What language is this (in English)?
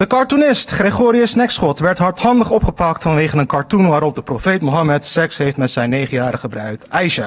Dutch